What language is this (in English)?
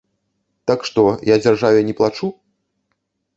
Belarusian